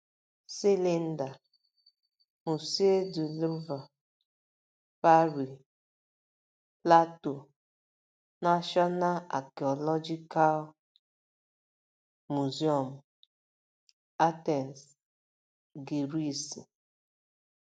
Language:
Igbo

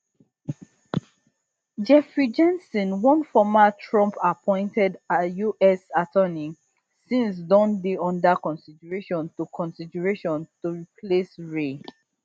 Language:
Nigerian Pidgin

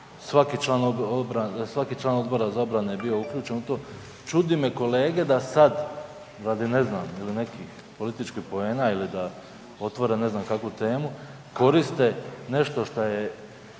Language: Croatian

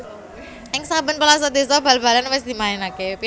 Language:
Javanese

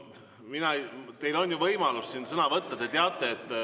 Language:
Estonian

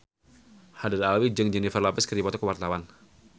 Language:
Sundanese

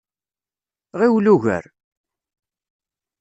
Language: Kabyle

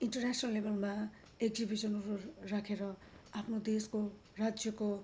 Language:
Nepali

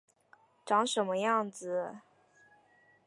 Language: Chinese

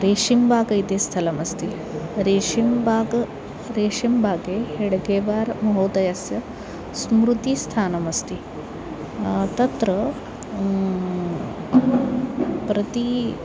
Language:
Sanskrit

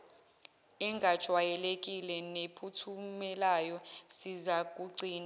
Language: Zulu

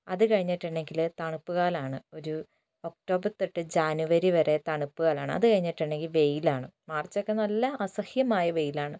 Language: Malayalam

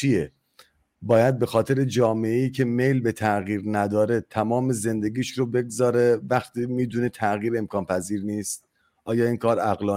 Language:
Persian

